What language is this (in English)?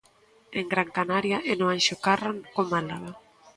Galician